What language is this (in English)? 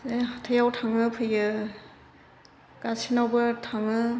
Bodo